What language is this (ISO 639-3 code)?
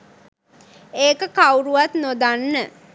sin